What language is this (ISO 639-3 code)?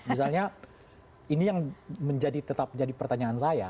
ind